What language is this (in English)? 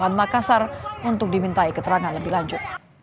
Indonesian